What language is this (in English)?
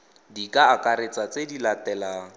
Tswana